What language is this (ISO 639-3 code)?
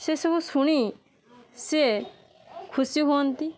ori